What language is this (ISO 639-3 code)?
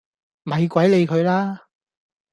yue